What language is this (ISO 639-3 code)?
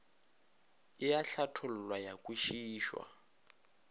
nso